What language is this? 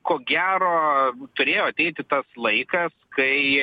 Lithuanian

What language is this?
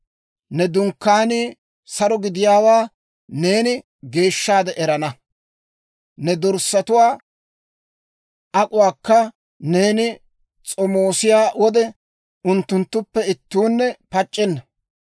Dawro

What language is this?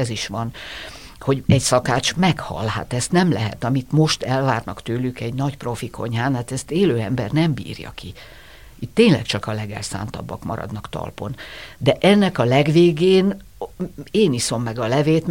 Hungarian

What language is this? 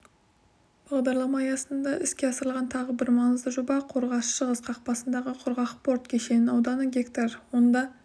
Kazakh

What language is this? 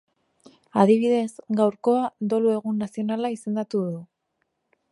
Basque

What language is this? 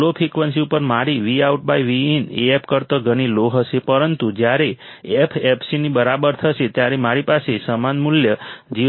Gujarati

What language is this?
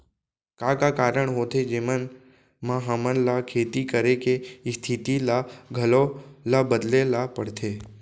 Chhattisgarhi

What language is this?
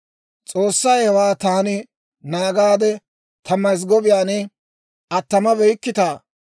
Dawro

